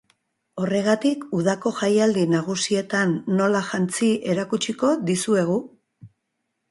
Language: Basque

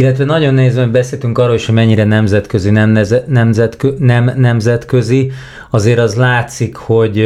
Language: Hungarian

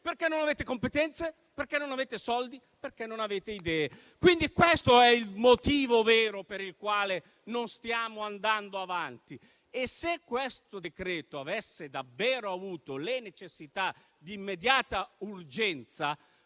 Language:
Italian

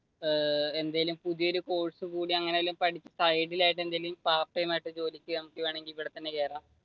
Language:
Malayalam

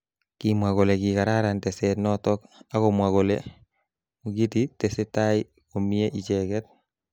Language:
Kalenjin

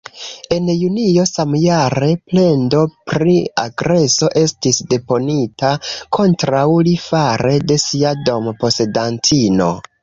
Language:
Esperanto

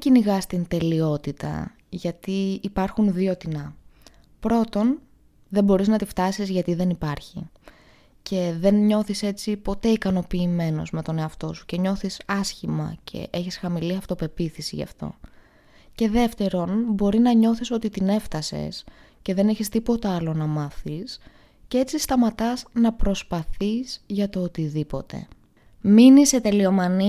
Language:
Greek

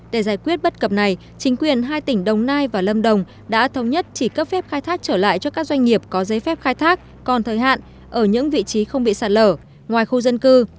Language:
Vietnamese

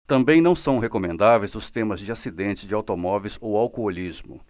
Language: Portuguese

